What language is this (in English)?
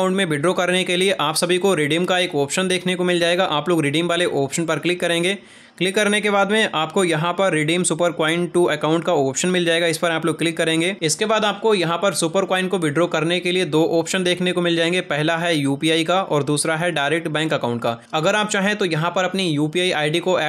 Hindi